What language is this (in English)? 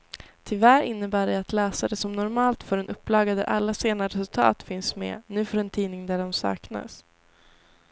Swedish